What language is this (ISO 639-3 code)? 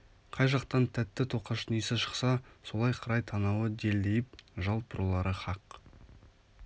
kaz